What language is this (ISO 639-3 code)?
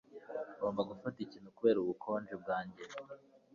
kin